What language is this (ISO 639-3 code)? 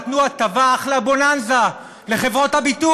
heb